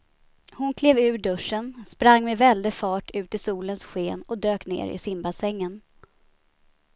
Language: Swedish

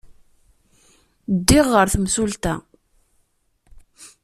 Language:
Kabyle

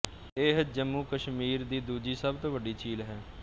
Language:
Punjabi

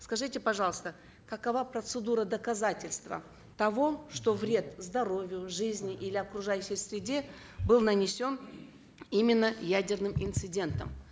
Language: Kazakh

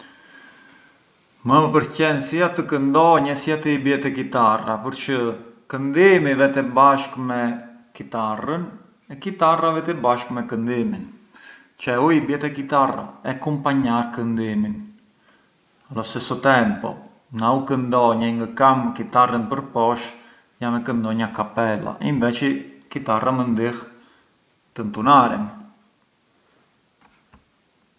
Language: Arbëreshë Albanian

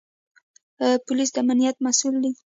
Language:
Pashto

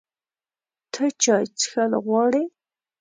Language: Pashto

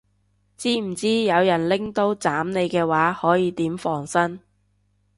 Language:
Cantonese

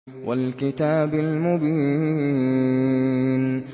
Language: Arabic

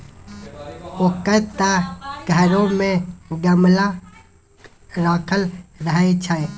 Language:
Maithili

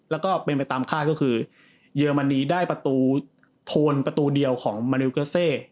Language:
Thai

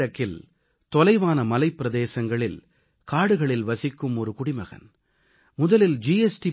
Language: Tamil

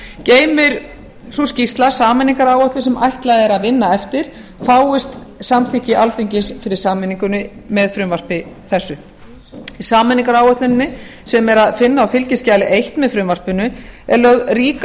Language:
Icelandic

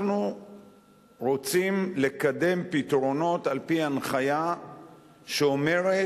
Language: Hebrew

